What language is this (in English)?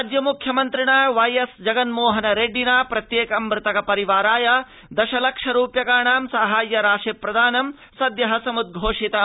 Sanskrit